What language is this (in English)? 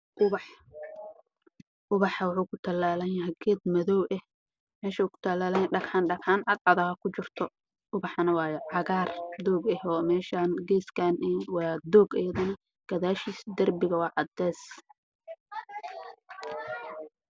Somali